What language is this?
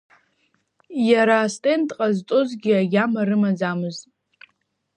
Abkhazian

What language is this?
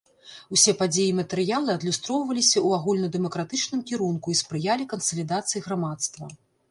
Belarusian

